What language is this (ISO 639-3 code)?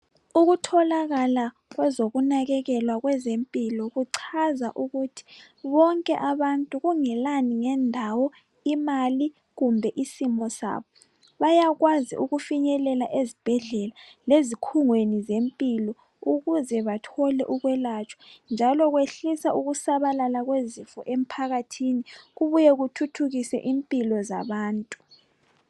nde